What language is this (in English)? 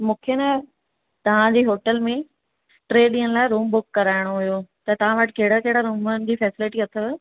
Sindhi